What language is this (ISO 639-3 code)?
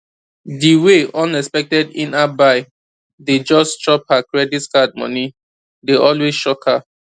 pcm